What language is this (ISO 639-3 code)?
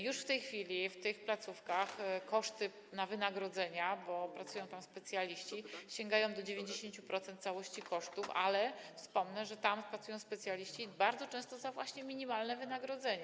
pol